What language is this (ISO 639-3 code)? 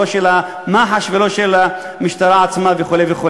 heb